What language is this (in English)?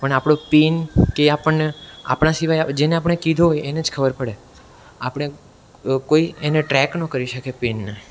Gujarati